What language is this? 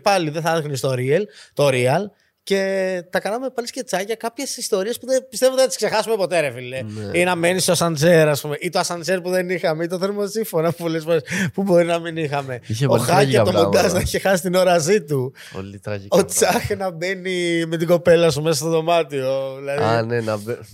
Greek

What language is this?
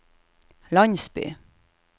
Norwegian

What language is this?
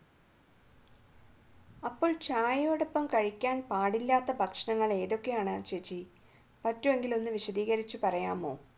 Malayalam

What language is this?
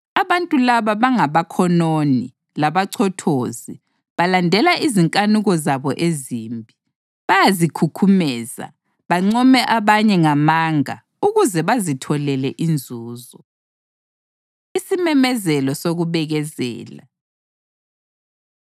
North Ndebele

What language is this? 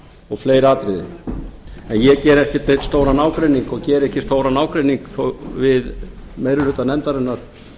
Icelandic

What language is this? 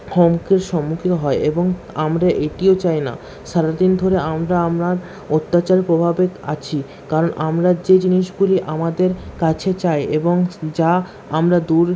Bangla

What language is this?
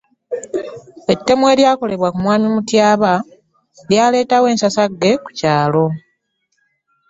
Ganda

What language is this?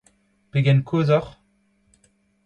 Breton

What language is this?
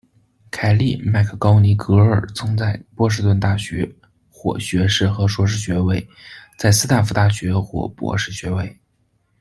Chinese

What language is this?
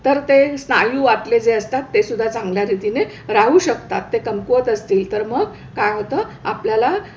Marathi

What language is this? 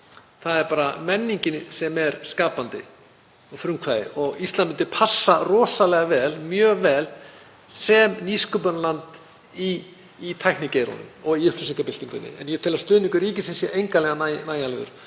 Icelandic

